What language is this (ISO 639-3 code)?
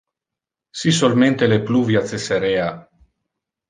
ina